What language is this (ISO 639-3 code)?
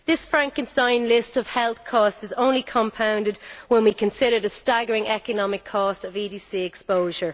eng